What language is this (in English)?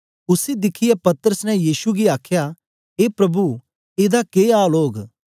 Dogri